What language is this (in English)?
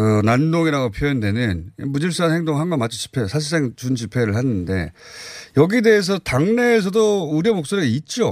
Korean